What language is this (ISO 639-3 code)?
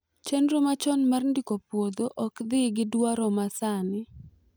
luo